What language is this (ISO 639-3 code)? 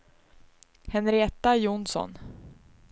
swe